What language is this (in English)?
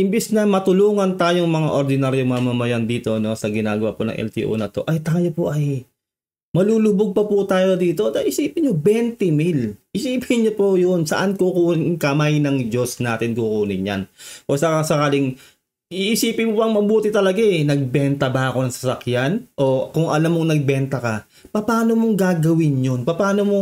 Filipino